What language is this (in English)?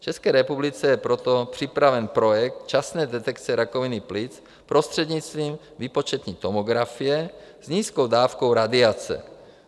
Czech